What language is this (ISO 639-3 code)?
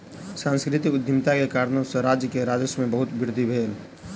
mai